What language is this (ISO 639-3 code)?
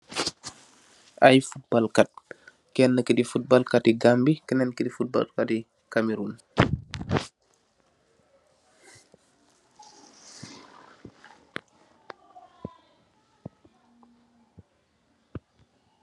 wol